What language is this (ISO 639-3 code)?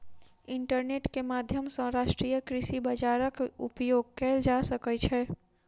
mai